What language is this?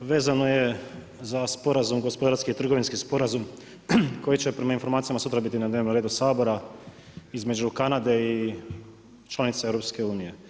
Croatian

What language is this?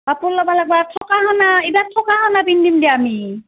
Assamese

